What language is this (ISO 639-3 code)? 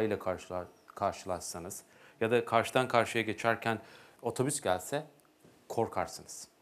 tur